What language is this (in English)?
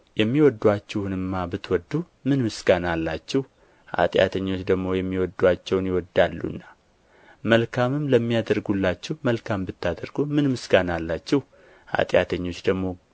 Amharic